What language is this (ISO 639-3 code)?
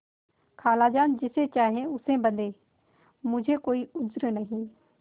hin